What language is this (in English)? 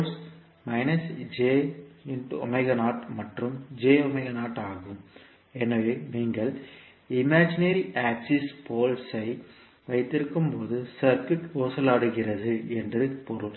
Tamil